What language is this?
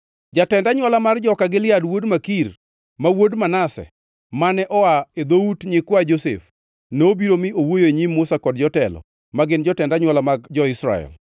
Luo (Kenya and Tanzania)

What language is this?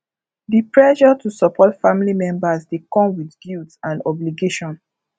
Nigerian Pidgin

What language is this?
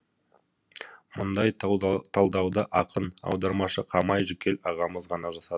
Kazakh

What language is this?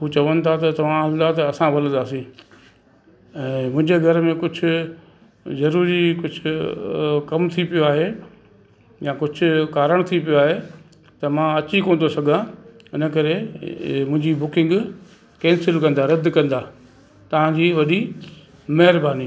Sindhi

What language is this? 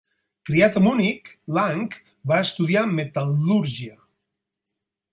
Catalan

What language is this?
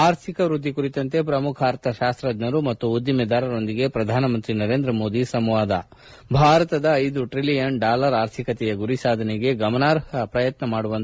Kannada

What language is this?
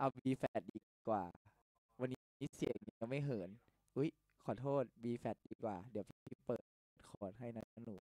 Thai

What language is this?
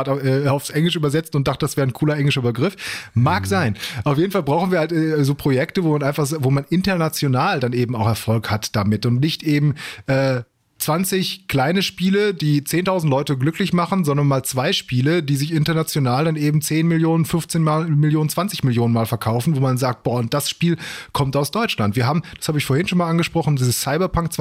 German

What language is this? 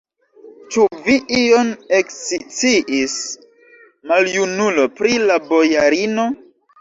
Esperanto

